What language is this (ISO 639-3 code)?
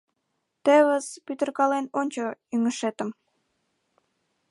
chm